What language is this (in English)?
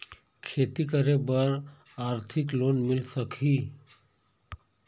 Chhattisgarhi